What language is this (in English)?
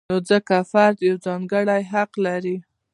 Pashto